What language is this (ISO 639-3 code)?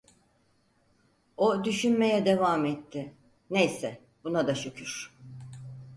tur